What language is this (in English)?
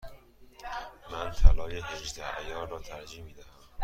Persian